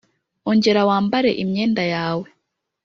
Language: Kinyarwanda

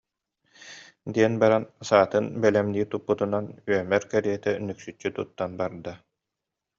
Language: Yakut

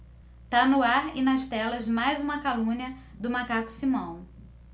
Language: Portuguese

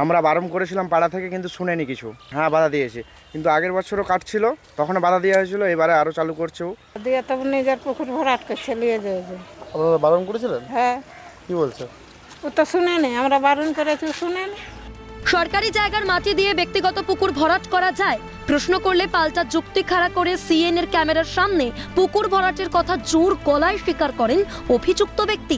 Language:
Bangla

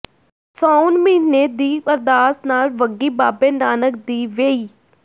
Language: Punjabi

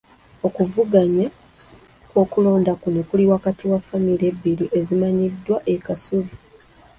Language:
Ganda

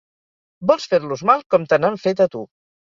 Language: Catalan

